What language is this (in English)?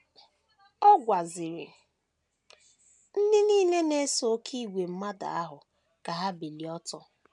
Igbo